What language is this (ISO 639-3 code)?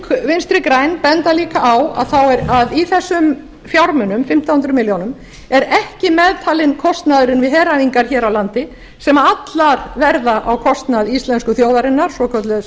isl